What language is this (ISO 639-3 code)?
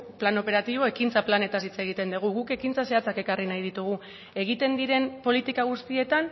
eus